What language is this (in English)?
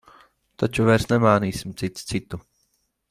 Latvian